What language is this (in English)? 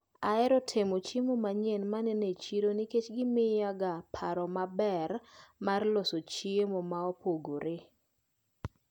Luo (Kenya and Tanzania)